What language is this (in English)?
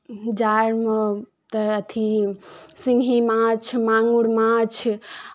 Maithili